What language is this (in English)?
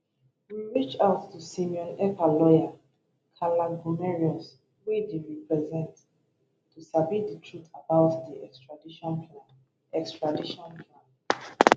Nigerian Pidgin